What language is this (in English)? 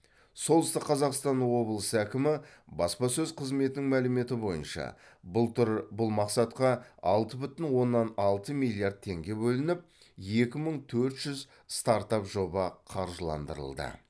Kazakh